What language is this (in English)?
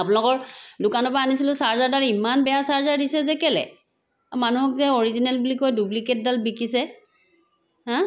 Assamese